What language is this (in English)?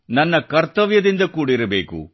Kannada